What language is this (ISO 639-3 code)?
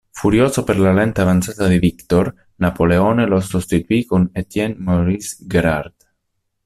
ita